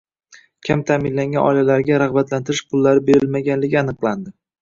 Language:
Uzbek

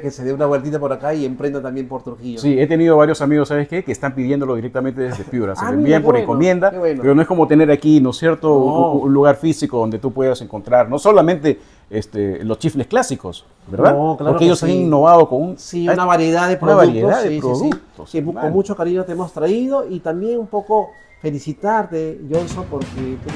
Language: Spanish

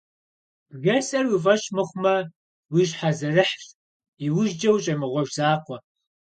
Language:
Kabardian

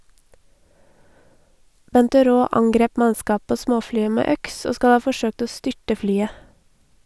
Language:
Norwegian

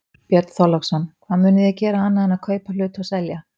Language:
Icelandic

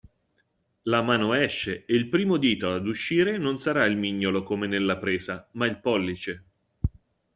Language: Italian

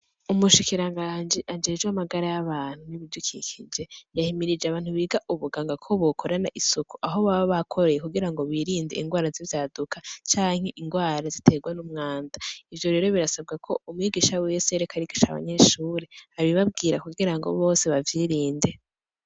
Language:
Rundi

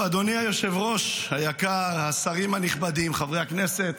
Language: Hebrew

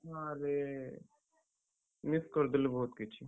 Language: Odia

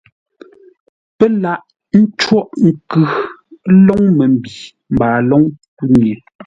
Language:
Ngombale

